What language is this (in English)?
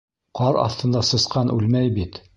Bashkir